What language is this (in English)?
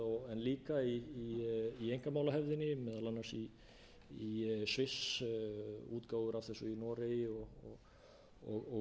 Icelandic